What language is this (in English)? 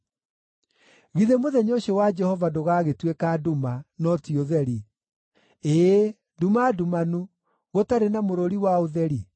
Kikuyu